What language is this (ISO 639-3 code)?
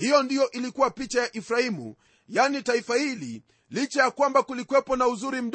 swa